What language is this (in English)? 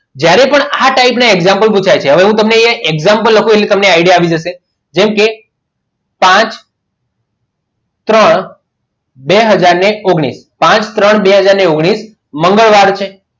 Gujarati